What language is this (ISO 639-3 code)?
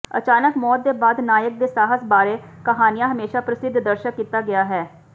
pan